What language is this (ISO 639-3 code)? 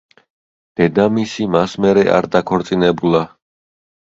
kat